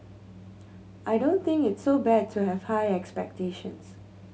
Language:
English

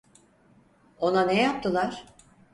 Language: Turkish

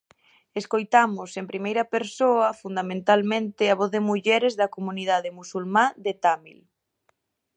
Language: Galician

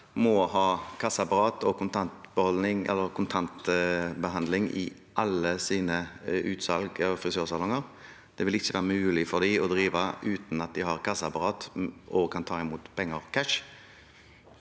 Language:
Norwegian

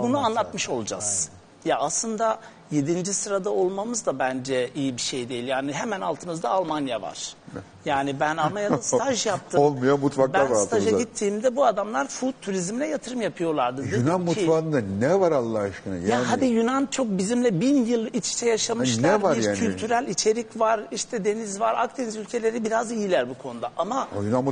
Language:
Turkish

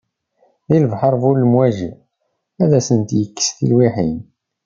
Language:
Kabyle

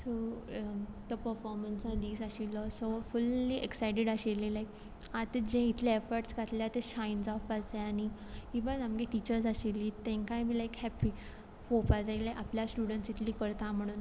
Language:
Konkani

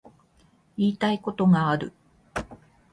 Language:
Japanese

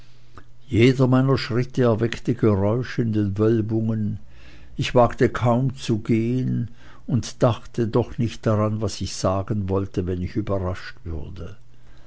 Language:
German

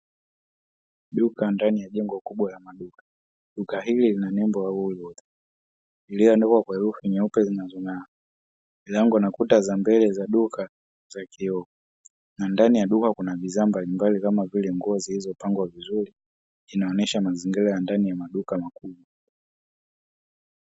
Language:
Swahili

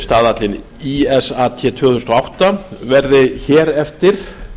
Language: Icelandic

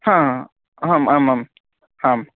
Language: Sanskrit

